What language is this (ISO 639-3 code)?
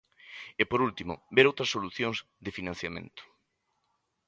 glg